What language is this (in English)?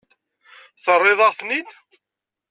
Kabyle